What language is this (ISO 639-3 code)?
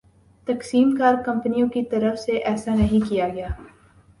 urd